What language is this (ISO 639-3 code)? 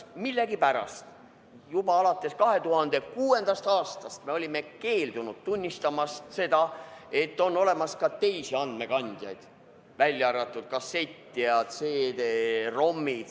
est